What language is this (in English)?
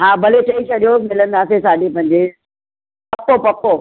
Sindhi